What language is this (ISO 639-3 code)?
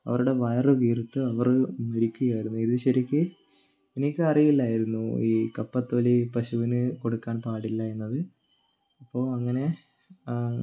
mal